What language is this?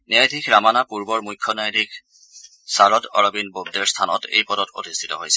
Assamese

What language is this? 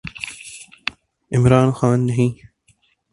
Urdu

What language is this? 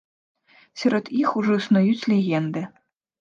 Belarusian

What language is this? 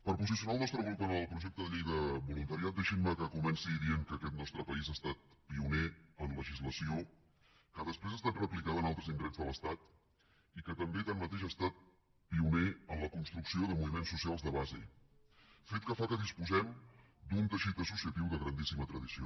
Catalan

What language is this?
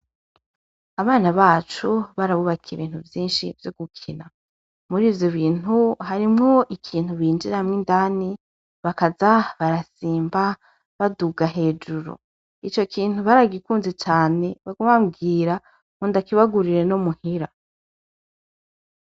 Rundi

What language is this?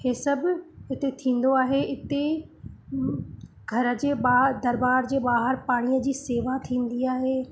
Sindhi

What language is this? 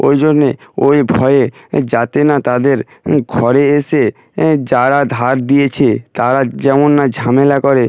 Bangla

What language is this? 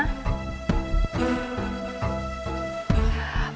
Indonesian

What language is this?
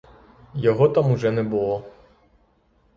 Ukrainian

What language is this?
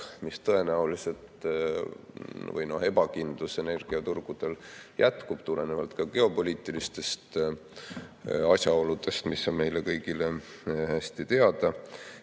Estonian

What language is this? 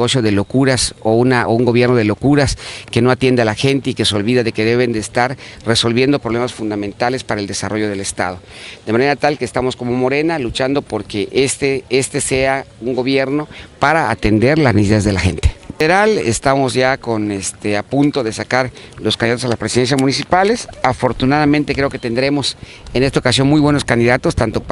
Spanish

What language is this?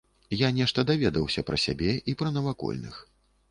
Belarusian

